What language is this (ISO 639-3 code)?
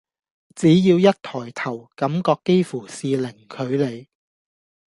yue